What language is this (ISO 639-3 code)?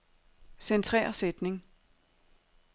dan